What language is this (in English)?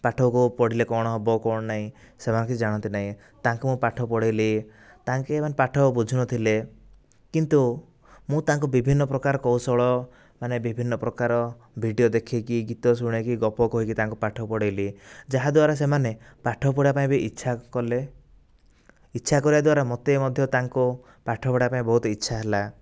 Odia